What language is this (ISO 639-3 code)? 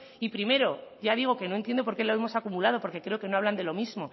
spa